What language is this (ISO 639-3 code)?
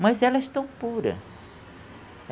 por